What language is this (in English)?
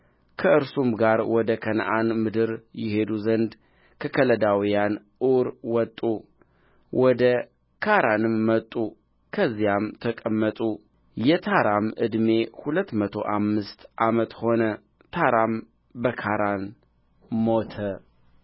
Amharic